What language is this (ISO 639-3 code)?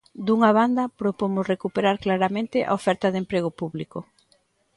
glg